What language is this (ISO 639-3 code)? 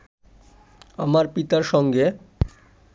ben